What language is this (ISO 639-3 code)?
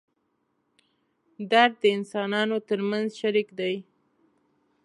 pus